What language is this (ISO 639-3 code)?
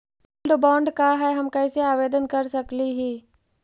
mag